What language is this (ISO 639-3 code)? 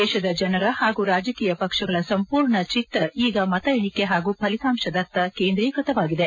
kan